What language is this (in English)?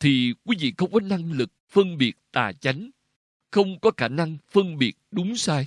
Vietnamese